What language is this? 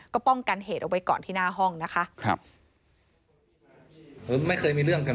Thai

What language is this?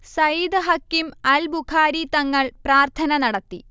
Malayalam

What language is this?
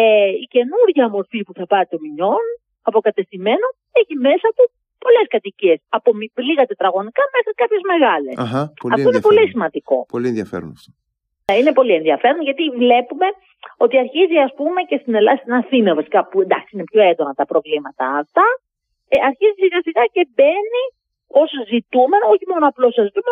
Greek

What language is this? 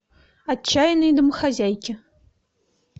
Russian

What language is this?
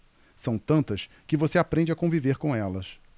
Portuguese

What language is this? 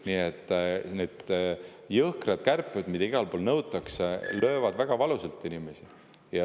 Estonian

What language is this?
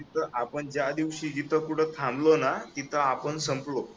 Marathi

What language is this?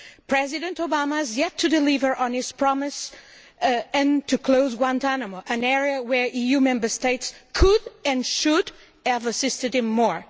English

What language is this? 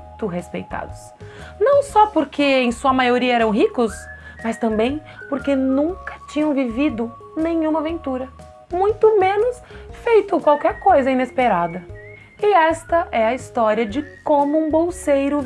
Portuguese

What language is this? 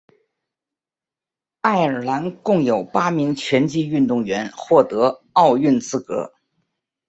Chinese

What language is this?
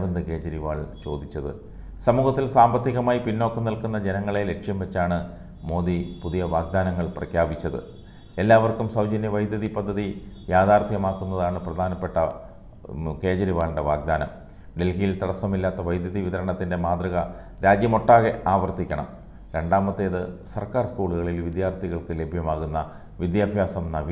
Malayalam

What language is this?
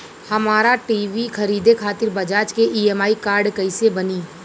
Bhojpuri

